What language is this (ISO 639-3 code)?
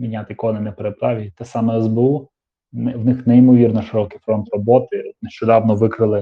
ukr